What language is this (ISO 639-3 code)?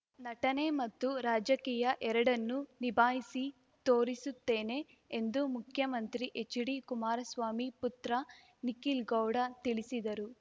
kan